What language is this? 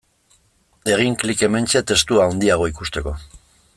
Basque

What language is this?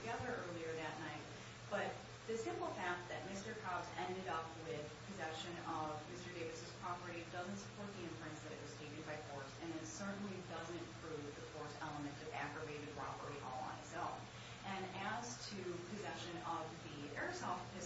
English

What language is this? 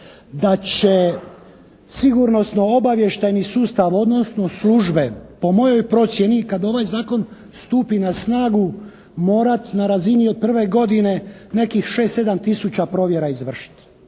Croatian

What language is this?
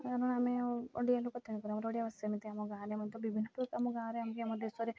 Odia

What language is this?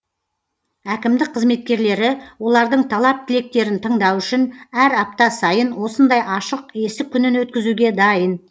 Kazakh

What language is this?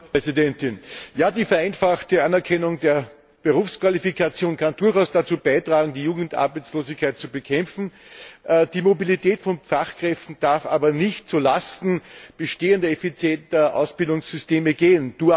German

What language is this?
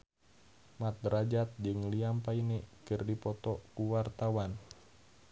Sundanese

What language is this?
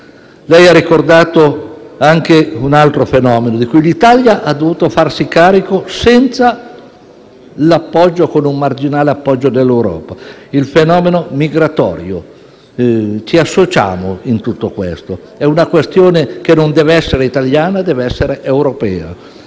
Italian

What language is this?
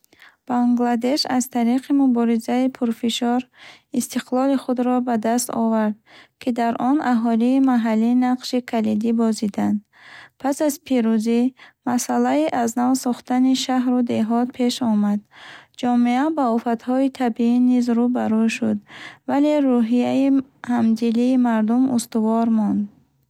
Bukharic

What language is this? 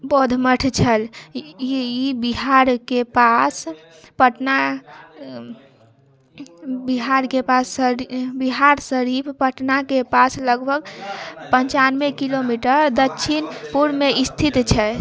Maithili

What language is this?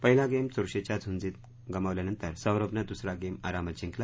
Marathi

